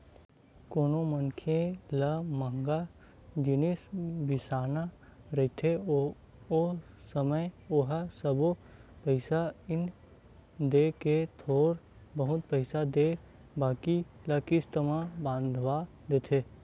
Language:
Chhattisgarhi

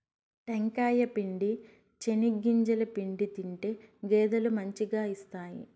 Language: Telugu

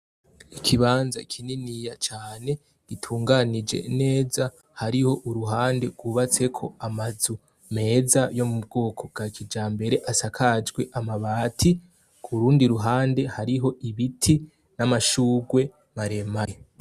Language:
Rundi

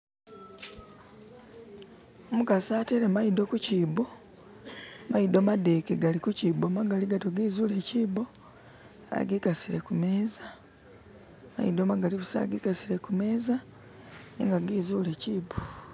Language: Masaaba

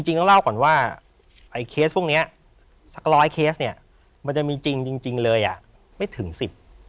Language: Thai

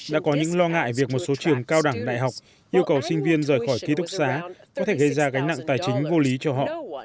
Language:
Vietnamese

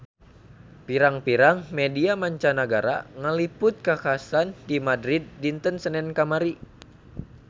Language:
Sundanese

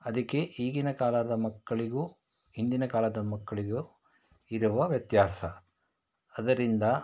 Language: Kannada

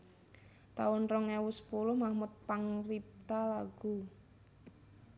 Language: Javanese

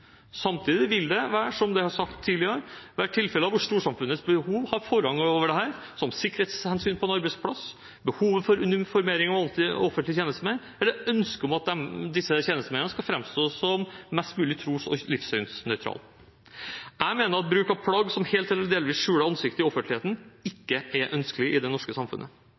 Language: Norwegian Bokmål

